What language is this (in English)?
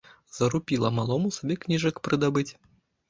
Belarusian